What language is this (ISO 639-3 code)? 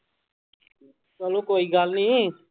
pan